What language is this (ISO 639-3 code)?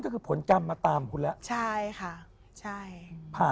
tha